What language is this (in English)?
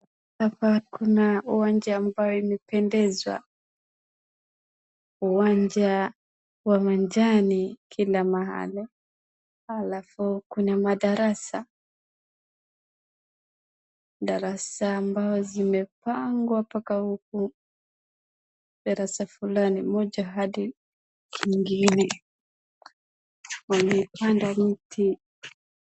Swahili